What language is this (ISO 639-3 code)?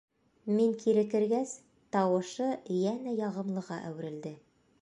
bak